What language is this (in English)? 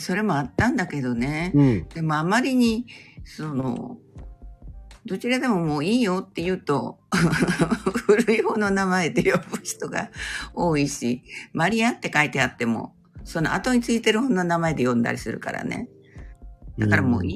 Japanese